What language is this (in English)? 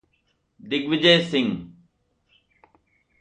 Hindi